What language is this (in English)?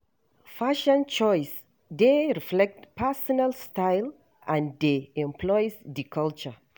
Nigerian Pidgin